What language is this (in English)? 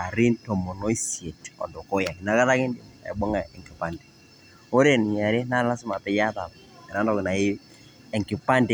Masai